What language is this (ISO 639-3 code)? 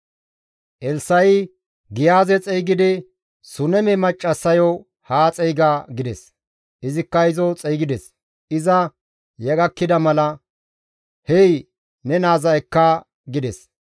gmv